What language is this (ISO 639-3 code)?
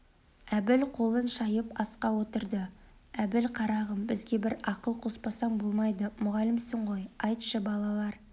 kaz